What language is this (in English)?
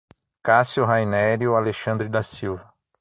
Portuguese